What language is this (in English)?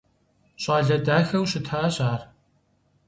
Kabardian